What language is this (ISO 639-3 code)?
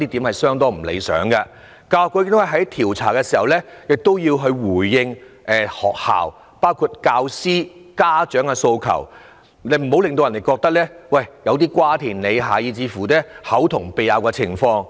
yue